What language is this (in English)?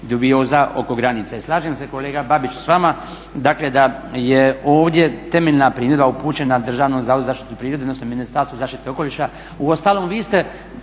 Croatian